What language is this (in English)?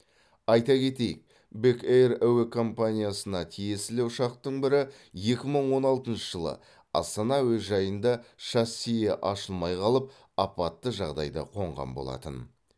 Kazakh